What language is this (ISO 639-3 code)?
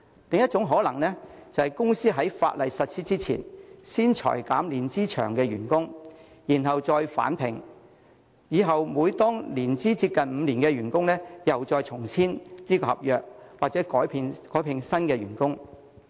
yue